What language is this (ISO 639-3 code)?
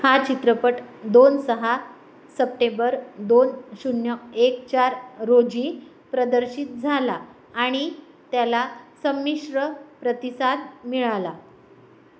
mar